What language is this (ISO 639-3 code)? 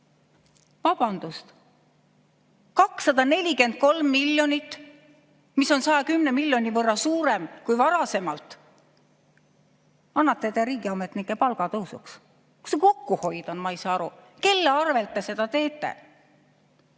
est